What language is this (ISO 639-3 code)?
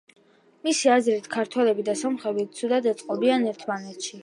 kat